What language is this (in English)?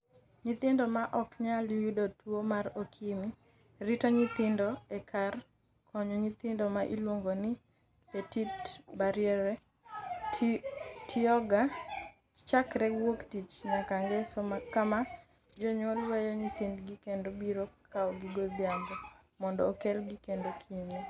Luo (Kenya and Tanzania)